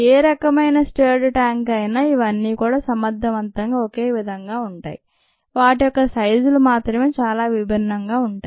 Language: Telugu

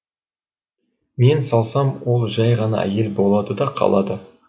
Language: Kazakh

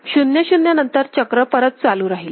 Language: Marathi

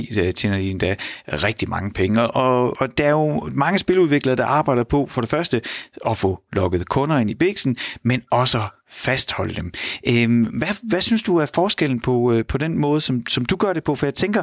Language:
Danish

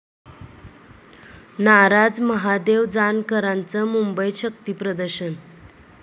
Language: Marathi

